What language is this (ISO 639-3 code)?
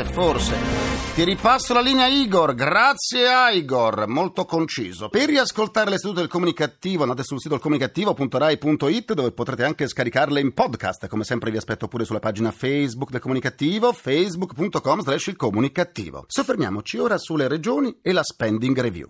ita